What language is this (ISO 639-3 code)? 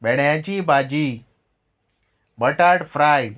kok